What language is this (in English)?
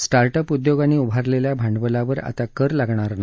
Marathi